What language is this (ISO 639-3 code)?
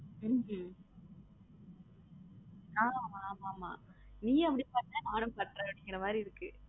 tam